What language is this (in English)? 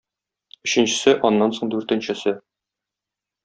Tatar